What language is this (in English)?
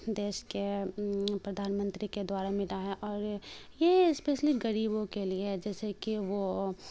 Urdu